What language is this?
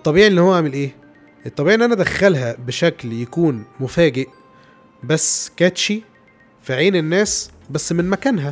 Arabic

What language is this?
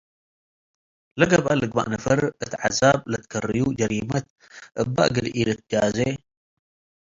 Tigre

